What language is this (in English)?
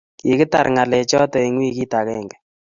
Kalenjin